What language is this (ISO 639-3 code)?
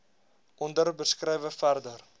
afr